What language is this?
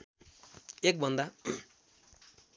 Nepali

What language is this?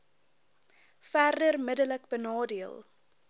Afrikaans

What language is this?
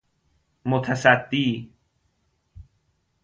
Persian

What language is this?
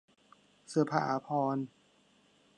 Thai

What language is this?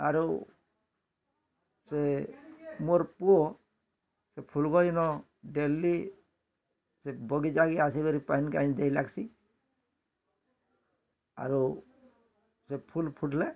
Odia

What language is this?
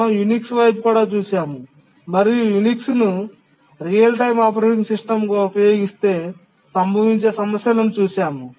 Telugu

